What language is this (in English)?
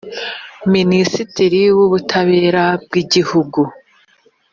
Kinyarwanda